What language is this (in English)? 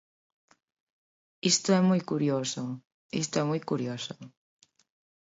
Galician